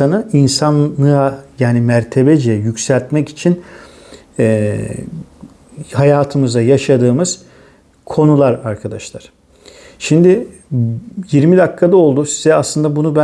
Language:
Turkish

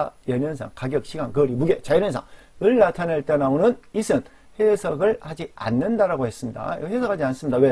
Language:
Korean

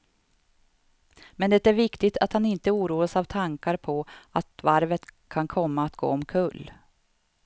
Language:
Swedish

